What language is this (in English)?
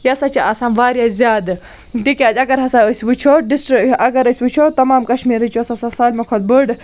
Kashmiri